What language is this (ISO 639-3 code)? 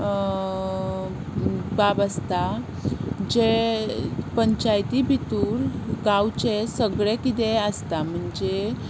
kok